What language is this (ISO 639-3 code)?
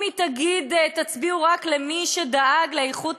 heb